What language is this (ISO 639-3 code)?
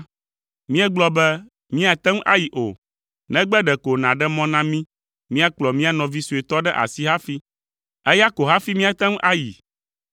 ewe